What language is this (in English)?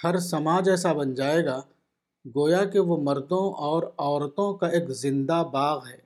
Urdu